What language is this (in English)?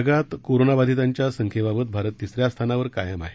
Marathi